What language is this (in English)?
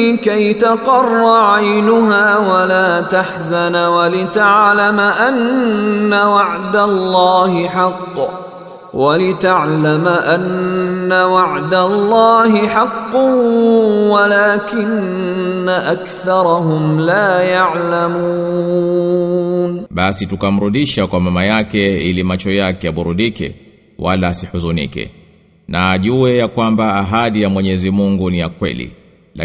Swahili